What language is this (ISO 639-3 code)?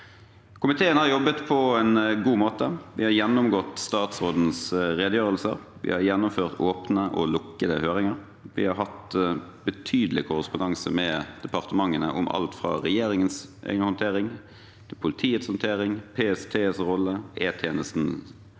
nor